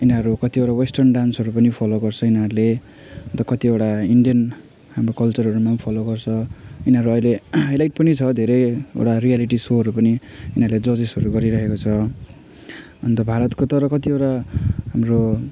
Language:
Nepali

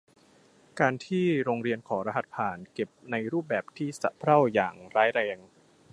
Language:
Thai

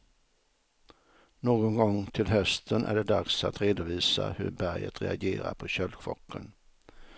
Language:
Swedish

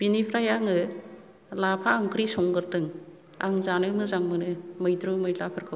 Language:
Bodo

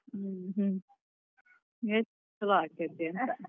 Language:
Kannada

